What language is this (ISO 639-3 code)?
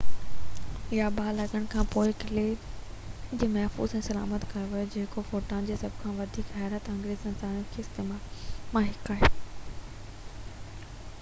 snd